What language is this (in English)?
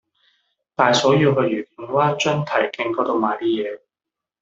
Cantonese